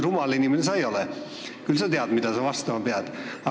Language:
Estonian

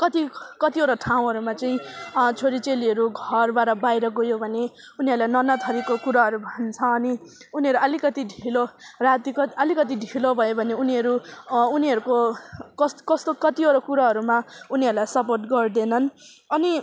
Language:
Nepali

